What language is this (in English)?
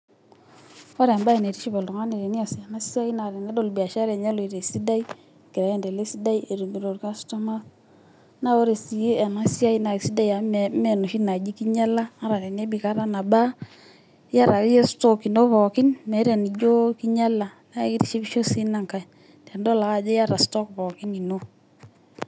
Masai